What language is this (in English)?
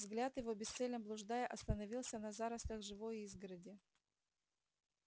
Russian